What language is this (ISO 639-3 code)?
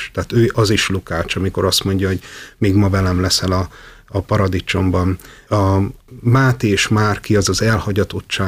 hun